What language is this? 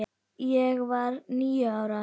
Icelandic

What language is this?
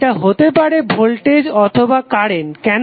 Bangla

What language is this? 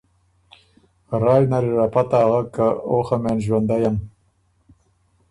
Ormuri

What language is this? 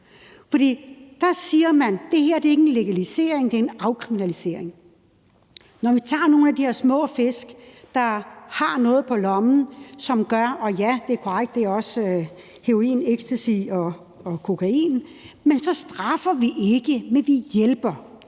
Danish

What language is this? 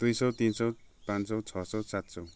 Nepali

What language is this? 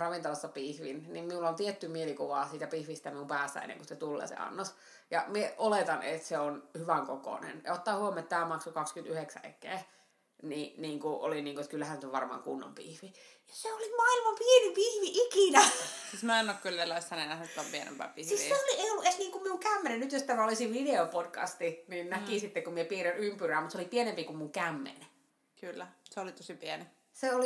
Finnish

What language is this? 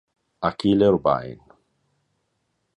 Italian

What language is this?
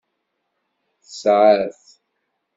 Kabyle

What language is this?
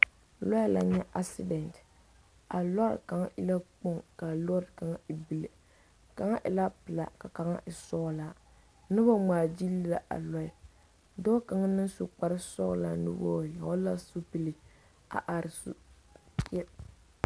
Southern Dagaare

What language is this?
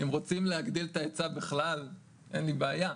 Hebrew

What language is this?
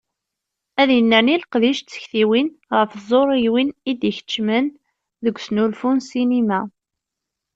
Kabyle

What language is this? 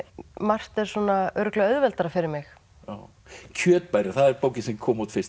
Icelandic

